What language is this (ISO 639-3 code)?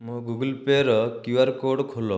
ori